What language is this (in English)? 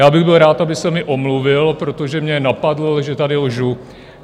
Czech